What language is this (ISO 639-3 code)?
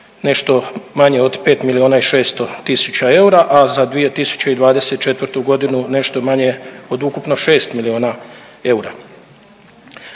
hrv